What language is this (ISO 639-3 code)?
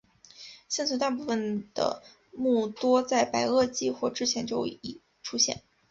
zho